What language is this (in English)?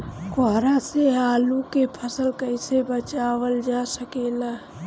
Bhojpuri